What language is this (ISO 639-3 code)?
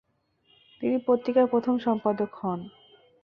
ben